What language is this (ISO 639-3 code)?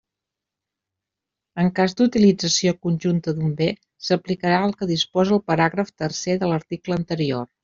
cat